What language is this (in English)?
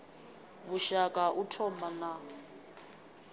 Venda